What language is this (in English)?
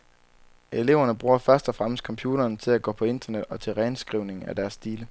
Danish